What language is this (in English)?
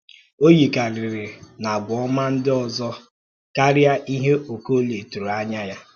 Igbo